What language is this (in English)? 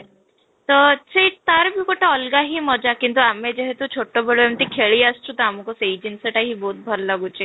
Odia